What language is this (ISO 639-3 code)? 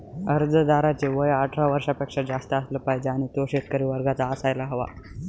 mar